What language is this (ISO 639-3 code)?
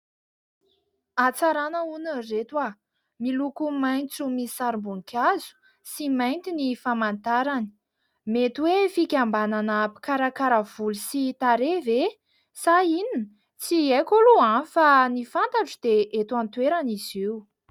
mlg